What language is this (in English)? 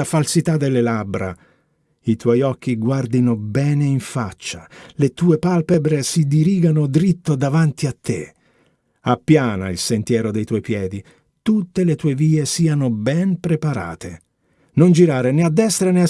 Italian